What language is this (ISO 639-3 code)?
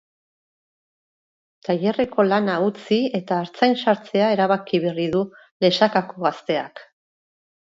eus